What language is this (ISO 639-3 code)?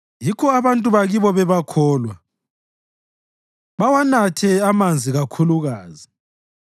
nde